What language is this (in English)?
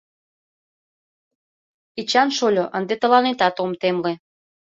Mari